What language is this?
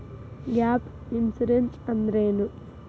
Kannada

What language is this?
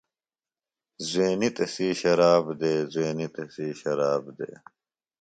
Phalura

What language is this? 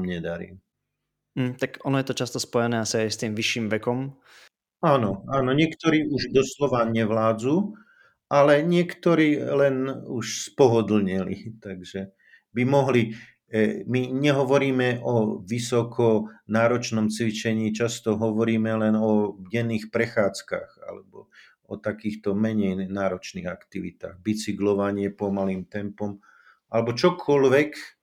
Slovak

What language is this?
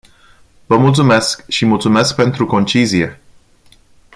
Romanian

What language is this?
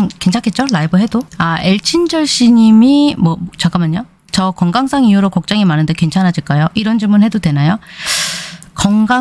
Korean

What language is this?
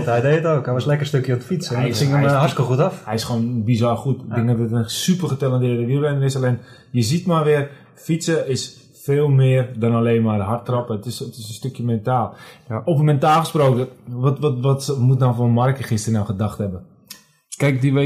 Dutch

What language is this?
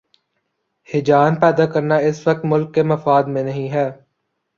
Urdu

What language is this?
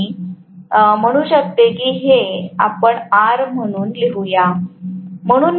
Marathi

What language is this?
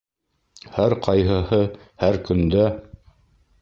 Bashkir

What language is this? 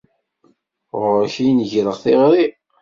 Kabyle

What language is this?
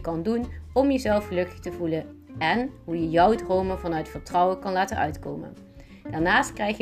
Dutch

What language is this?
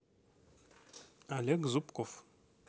Russian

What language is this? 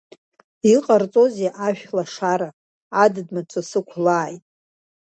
Abkhazian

